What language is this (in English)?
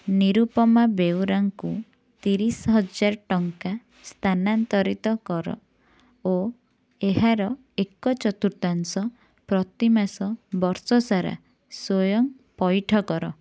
Odia